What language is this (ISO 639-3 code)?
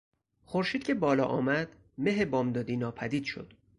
fas